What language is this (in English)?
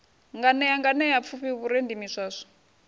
Venda